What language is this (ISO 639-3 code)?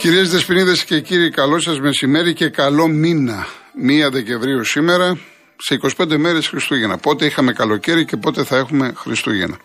ell